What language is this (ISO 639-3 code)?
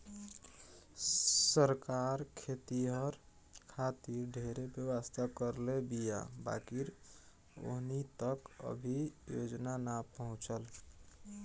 bho